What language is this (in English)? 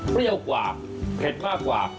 Thai